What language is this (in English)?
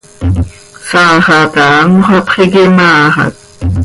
Seri